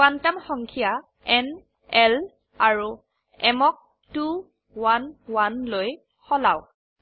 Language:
Assamese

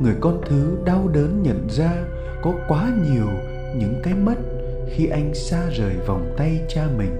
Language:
Vietnamese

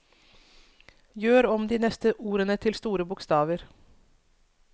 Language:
Norwegian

